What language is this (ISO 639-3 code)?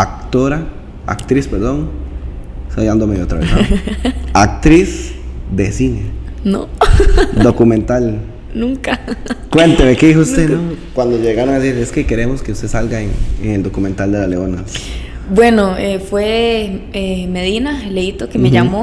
spa